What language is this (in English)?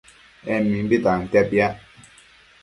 Matsés